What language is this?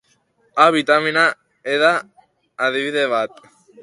Basque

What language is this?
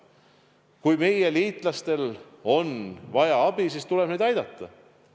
Estonian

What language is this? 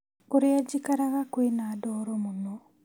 Kikuyu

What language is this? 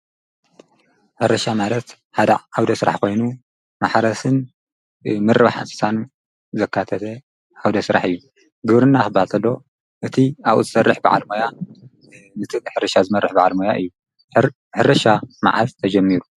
Tigrinya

